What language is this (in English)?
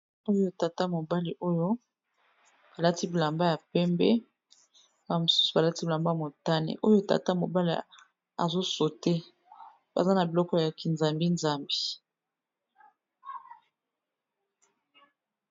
Lingala